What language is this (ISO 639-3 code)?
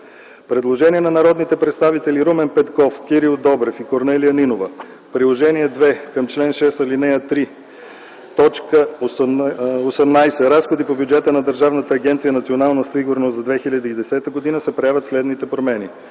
bul